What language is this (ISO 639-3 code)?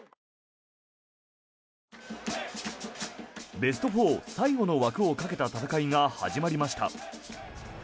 jpn